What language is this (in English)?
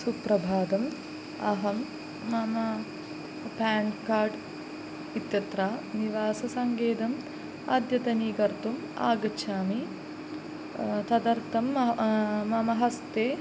Sanskrit